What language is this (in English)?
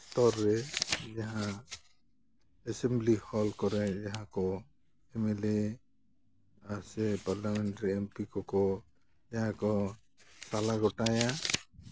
Santali